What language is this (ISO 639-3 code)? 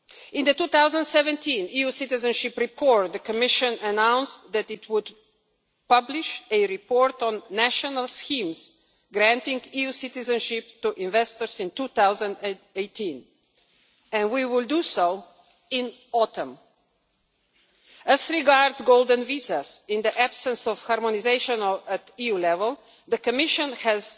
eng